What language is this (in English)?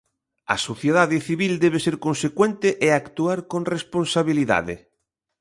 Galician